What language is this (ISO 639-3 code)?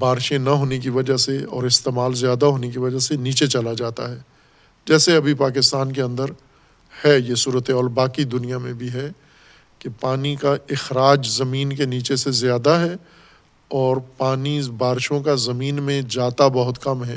urd